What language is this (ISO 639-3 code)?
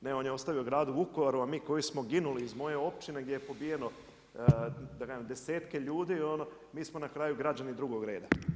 hrv